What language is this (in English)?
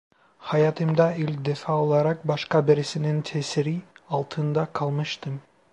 Turkish